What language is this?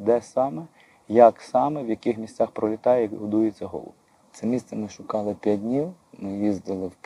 Ukrainian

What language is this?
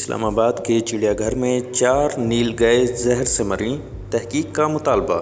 Urdu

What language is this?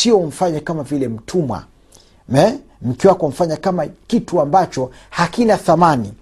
Swahili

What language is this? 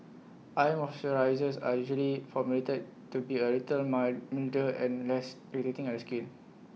English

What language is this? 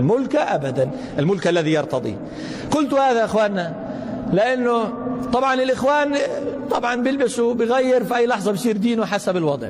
Arabic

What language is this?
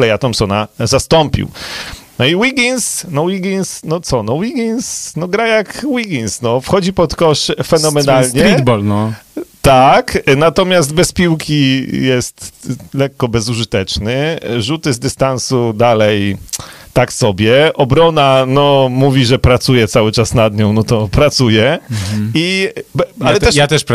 Polish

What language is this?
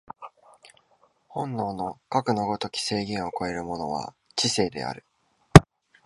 Japanese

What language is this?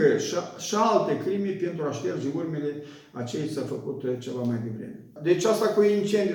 Romanian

